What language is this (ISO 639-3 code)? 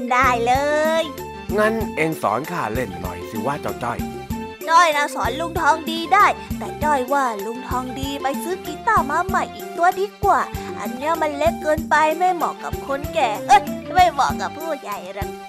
tha